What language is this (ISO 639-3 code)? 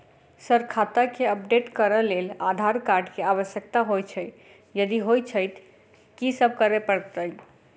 mai